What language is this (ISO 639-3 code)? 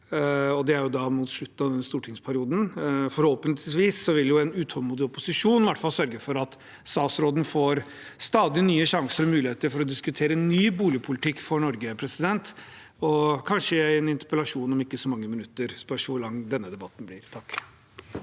nor